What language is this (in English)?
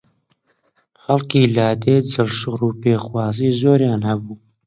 Central Kurdish